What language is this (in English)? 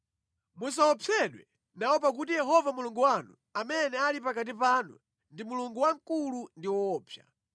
Nyanja